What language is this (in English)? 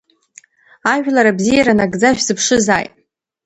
Abkhazian